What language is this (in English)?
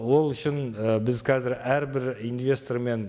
Kazakh